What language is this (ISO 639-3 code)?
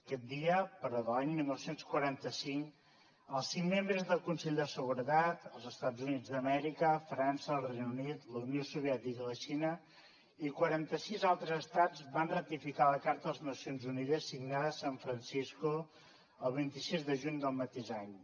cat